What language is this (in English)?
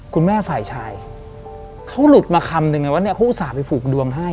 Thai